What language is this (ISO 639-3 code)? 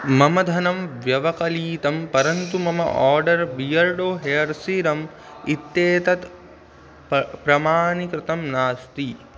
san